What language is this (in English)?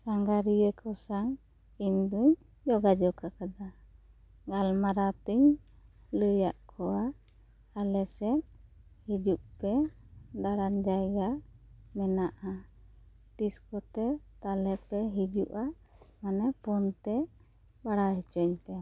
Santali